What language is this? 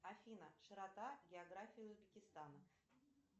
Russian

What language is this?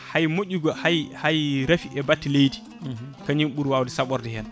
Fula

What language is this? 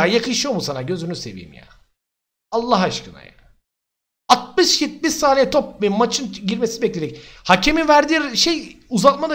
Turkish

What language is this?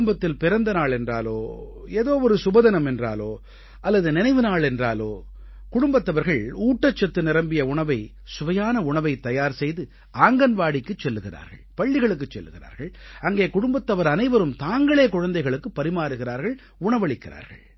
Tamil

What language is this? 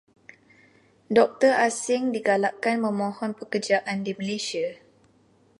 Malay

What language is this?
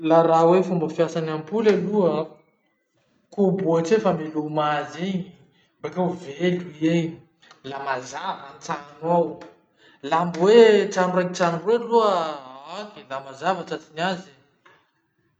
Masikoro Malagasy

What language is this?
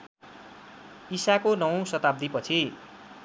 Nepali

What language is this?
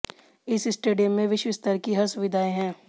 Hindi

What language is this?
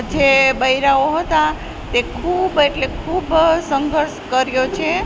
Gujarati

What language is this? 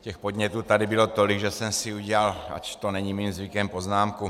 Czech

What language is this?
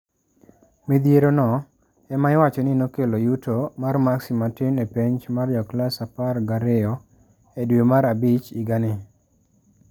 Luo (Kenya and Tanzania)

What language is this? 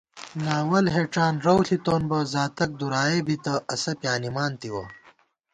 Gawar-Bati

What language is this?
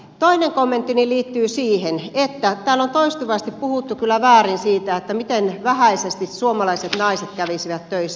Finnish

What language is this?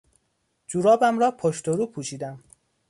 Persian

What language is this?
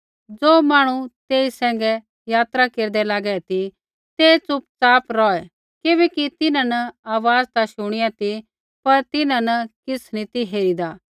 Kullu Pahari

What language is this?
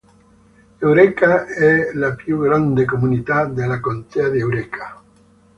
Italian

